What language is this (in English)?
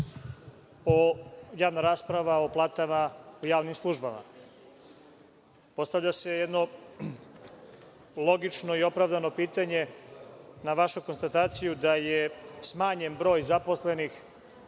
Serbian